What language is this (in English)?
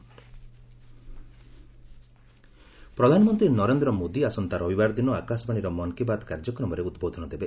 Odia